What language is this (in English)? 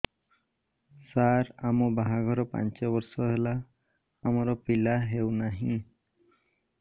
Odia